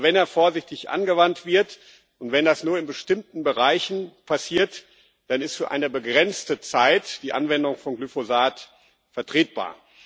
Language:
German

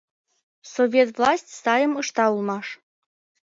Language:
Mari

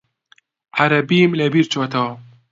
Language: Central Kurdish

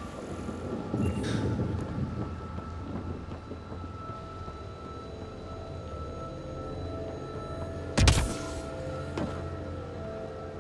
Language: German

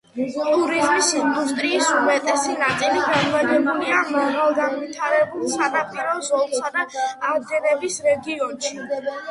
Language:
Georgian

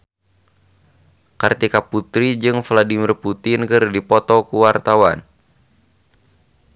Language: Sundanese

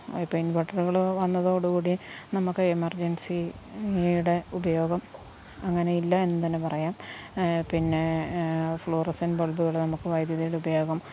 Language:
Malayalam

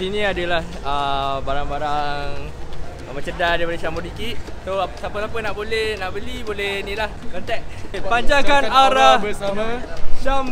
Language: Malay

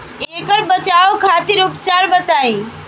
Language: Bhojpuri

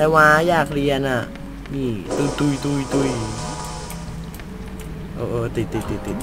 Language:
Thai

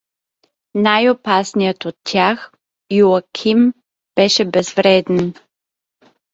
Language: Bulgarian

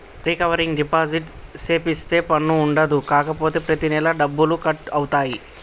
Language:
Telugu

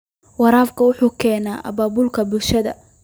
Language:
Somali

